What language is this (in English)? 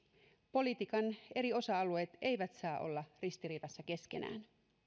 Finnish